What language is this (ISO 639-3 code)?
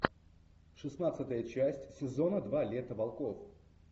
rus